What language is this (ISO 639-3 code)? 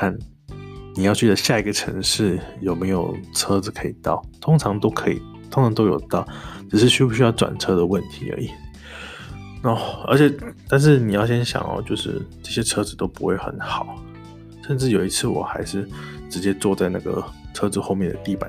zho